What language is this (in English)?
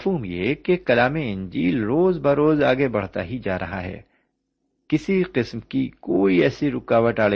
Urdu